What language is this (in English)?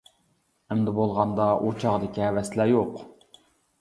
Uyghur